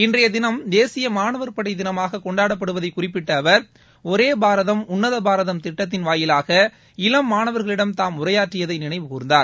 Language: Tamil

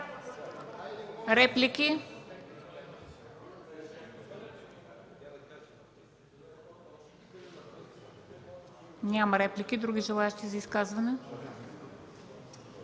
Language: Bulgarian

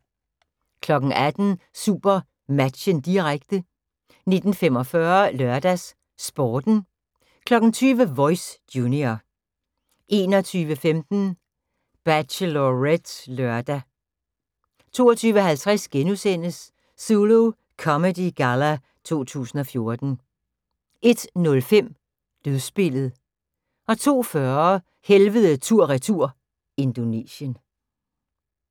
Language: Danish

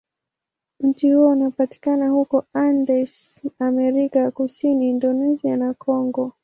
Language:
Swahili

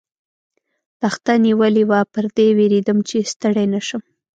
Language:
Pashto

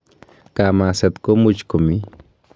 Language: Kalenjin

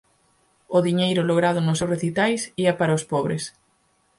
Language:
Galician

